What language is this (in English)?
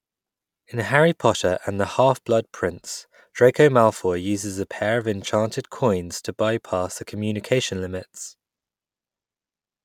English